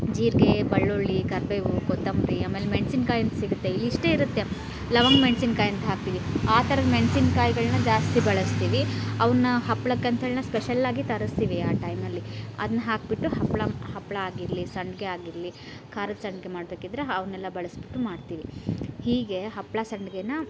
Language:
Kannada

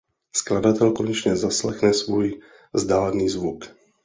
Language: Czech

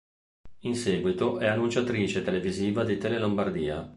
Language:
Italian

